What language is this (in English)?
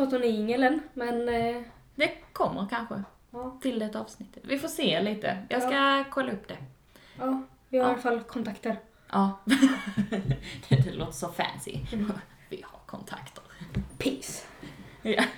Swedish